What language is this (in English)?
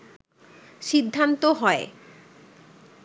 Bangla